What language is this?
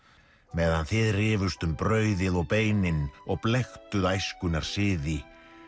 Icelandic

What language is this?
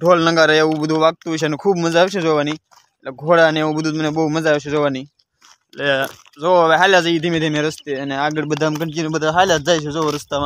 Korean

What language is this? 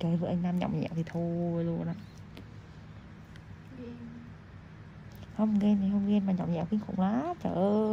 Vietnamese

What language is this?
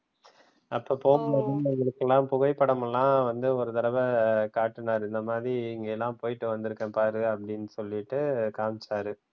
Tamil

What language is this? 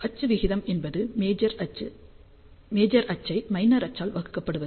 Tamil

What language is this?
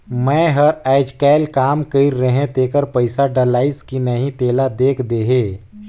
Chhattisgarhi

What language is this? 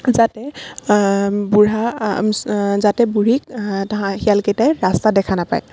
Assamese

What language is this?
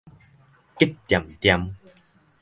Min Nan Chinese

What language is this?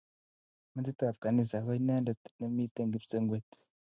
Kalenjin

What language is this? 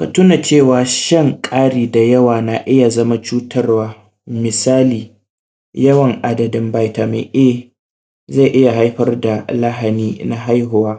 Hausa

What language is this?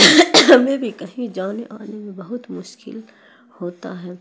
Urdu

